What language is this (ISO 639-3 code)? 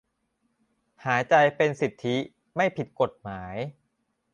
tha